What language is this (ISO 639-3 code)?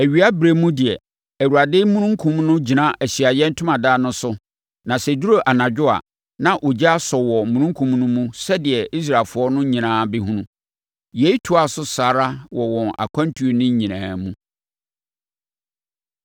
aka